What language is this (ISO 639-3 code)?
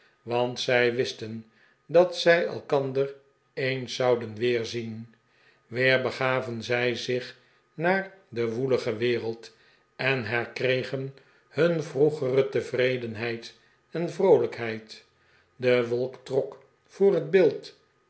nld